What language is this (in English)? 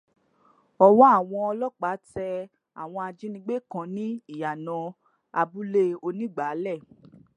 Yoruba